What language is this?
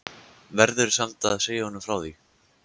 Icelandic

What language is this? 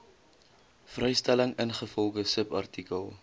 Afrikaans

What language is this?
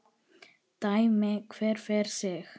Icelandic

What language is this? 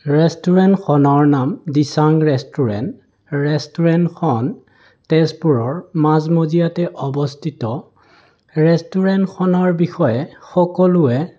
Assamese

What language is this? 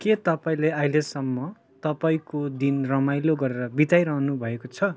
Nepali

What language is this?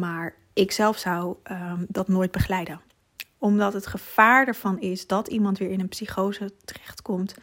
Dutch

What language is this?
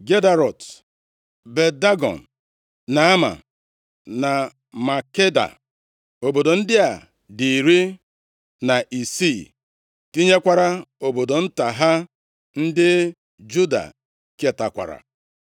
Igbo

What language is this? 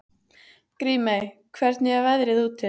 Icelandic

